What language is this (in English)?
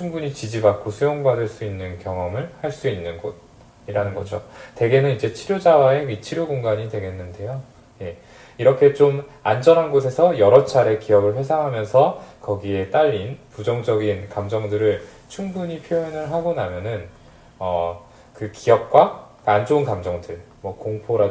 Korean